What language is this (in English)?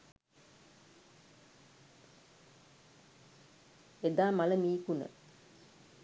Sinhala